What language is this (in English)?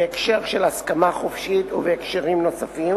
Hebrew